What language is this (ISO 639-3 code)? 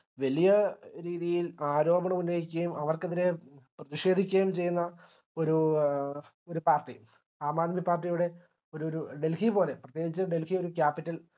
mal